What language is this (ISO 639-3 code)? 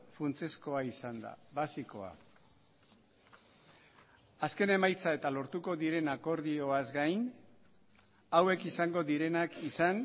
eus